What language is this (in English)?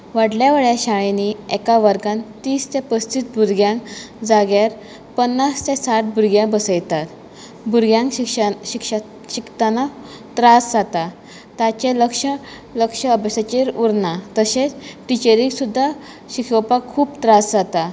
Konkani